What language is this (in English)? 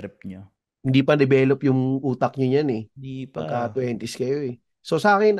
Filipino